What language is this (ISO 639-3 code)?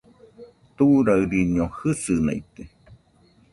hux